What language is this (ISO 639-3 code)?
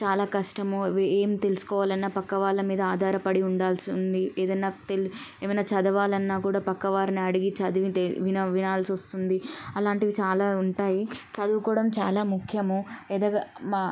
tel